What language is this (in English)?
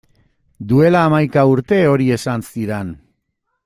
Basque